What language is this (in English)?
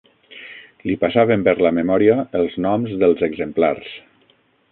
Catalan